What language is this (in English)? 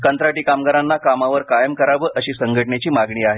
Marathi